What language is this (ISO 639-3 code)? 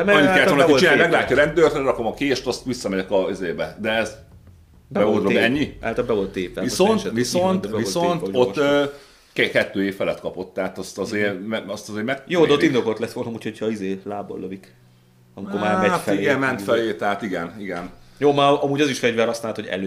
hun